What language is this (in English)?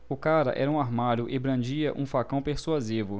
Portuguese